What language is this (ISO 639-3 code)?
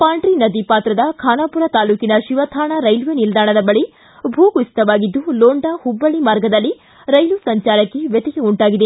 kan